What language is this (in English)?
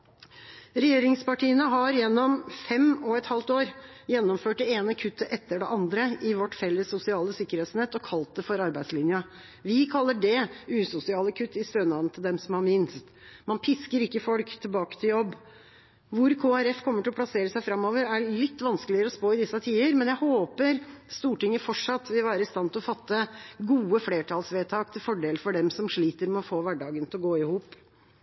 Norwegian Bokmål